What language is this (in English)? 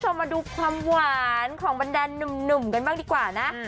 Thai